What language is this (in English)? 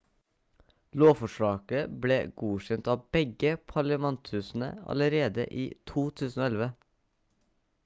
Norwegian Bokmål